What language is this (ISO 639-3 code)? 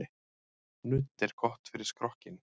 isl